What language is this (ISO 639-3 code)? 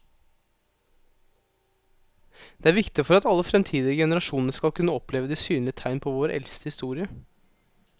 nor